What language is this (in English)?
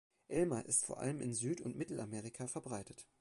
German